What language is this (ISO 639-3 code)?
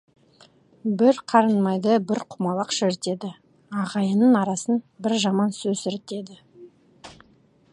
kaz